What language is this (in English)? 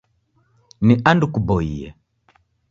Taita